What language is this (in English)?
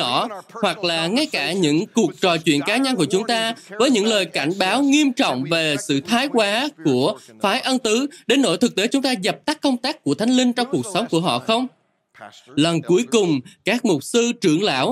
Vietnamese